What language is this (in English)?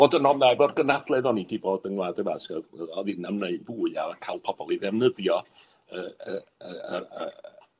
Welsh